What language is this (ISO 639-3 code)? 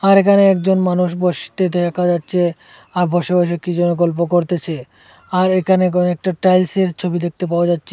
ben